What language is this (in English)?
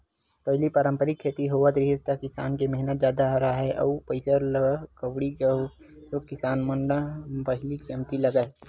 Chhattisgarhi